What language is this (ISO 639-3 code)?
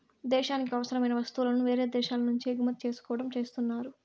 tel